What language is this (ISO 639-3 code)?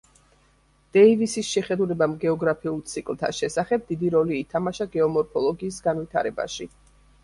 kat